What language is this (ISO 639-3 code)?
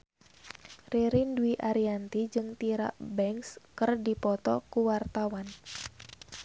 sun